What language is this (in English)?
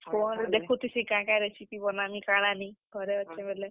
Odia